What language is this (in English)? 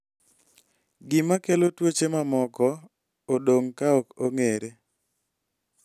Luo (Kenya and Tanzania)